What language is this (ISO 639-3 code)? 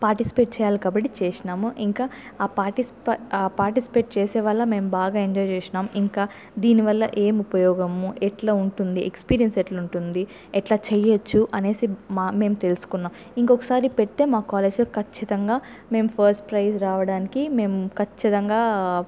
tel